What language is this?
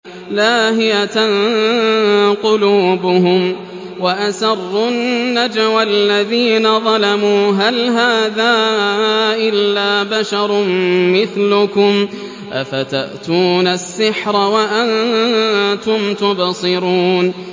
Arabic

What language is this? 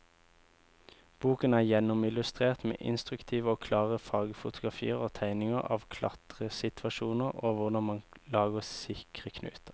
Norwegian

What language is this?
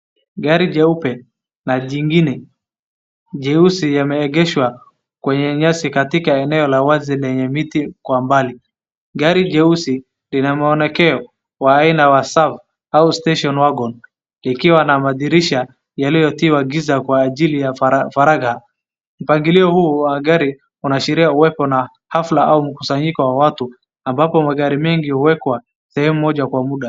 Swahili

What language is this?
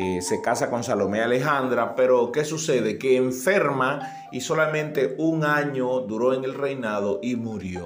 Spanish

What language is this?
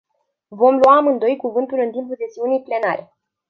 Romanian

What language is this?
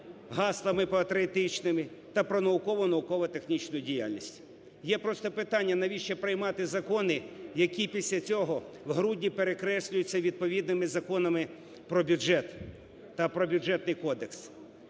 Ukrainian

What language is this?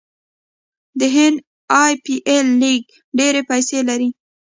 Pashto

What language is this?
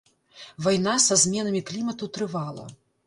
Belarusian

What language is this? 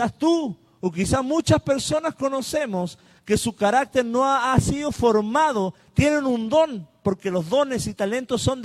Spanish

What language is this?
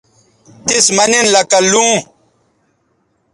Bateri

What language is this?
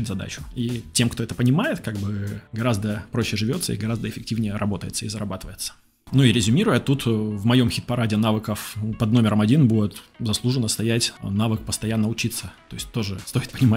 Russian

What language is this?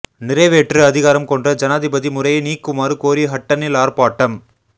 Tamil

